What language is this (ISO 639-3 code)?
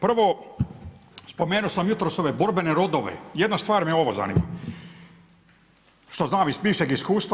hrv